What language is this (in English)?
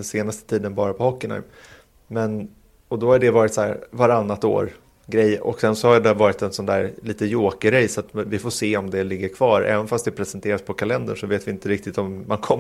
Swedish